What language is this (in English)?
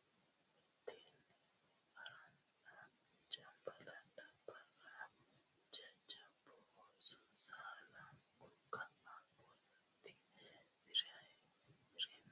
Sidamo